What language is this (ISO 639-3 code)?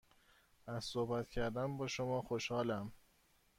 fas